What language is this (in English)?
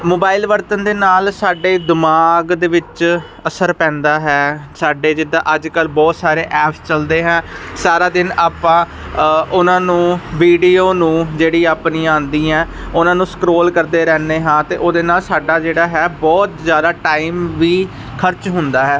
Punjabi